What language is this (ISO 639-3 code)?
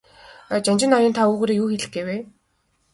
mon